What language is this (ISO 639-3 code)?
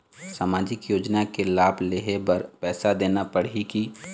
hne